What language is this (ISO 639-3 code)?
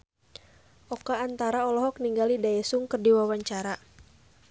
sun